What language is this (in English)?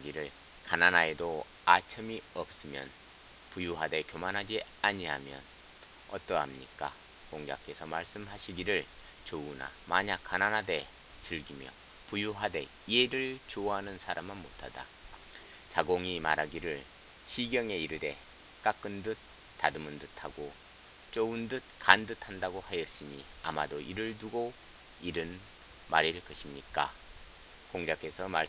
Korean